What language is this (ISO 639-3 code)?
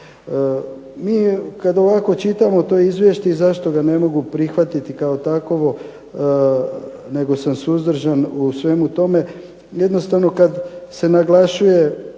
hrv